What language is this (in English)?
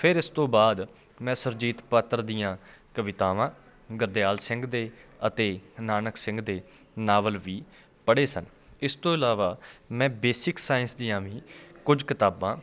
Punjabi